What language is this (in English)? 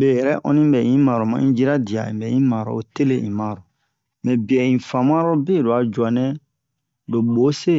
Bomu